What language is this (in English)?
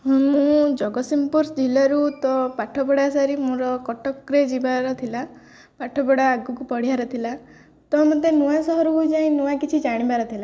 Odia